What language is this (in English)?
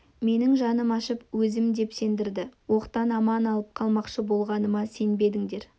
Kazakh